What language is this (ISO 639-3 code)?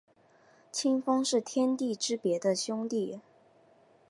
zho